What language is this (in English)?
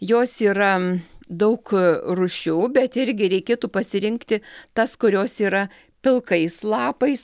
Lithuanian